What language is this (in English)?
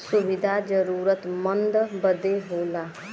Bhojpuri